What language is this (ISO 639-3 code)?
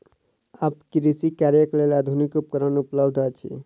mai